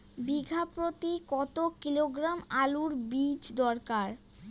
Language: Bangla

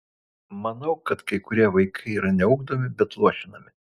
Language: Lithuanian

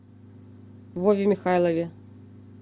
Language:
Russian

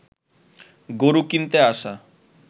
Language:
Bangla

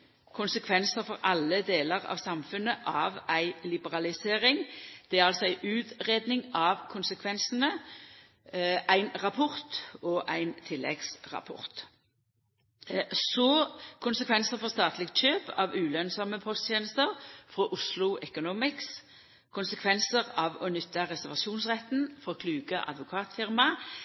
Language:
Norwegian Nynorsk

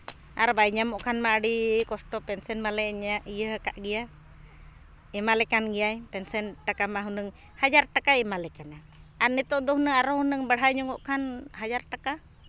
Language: Santali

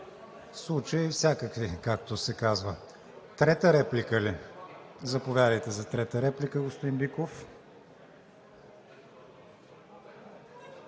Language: Bulgarian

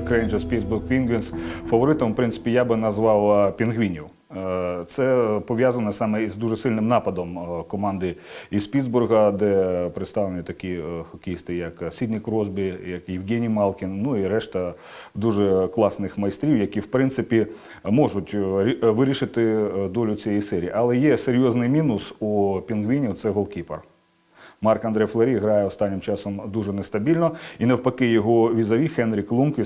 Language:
Ukrainian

